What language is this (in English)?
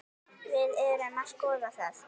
Icelandic